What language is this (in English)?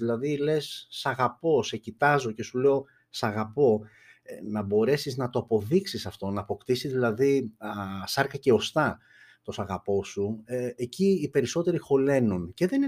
Greek